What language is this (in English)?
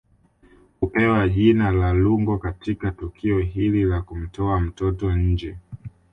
Swahili